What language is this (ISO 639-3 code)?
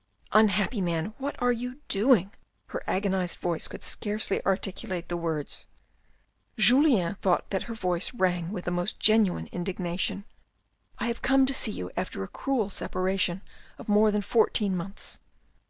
eng